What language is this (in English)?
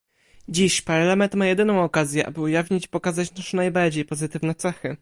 Polish